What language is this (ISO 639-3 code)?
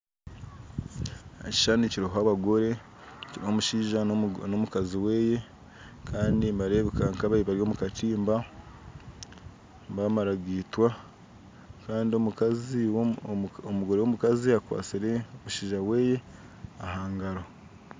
nyn